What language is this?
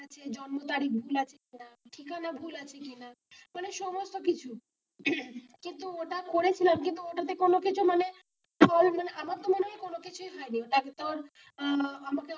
Bangla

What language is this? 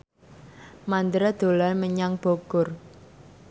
Javanese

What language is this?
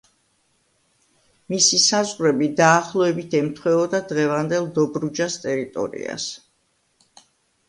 Georgian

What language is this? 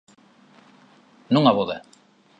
Galician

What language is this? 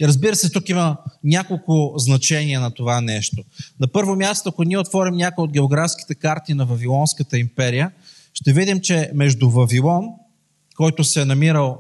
Bulgarian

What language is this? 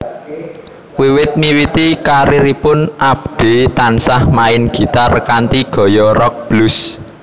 Javanese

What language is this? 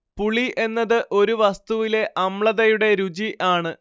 Malayalam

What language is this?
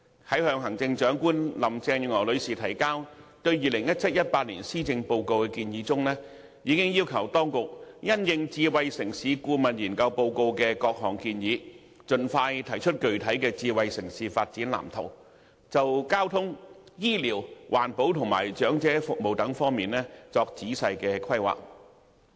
Cantonese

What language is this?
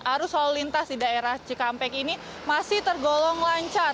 Indonesian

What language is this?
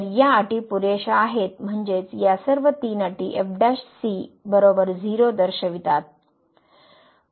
Marathi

